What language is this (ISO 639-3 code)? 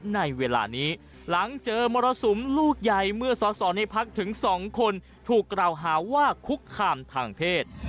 tha